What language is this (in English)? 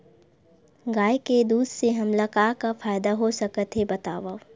Chhattisgarhi